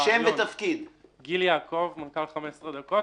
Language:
Hebrew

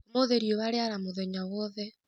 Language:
Kikuyu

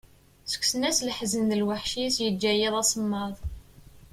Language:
Kabyle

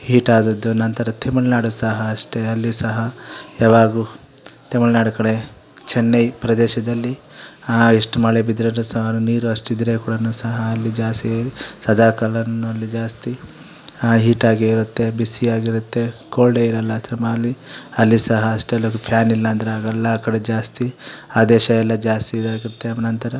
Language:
Kannada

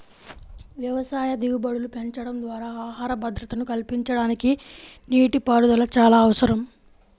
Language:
Telugu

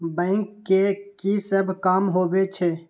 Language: Maithili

